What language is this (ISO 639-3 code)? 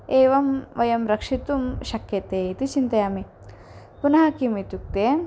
san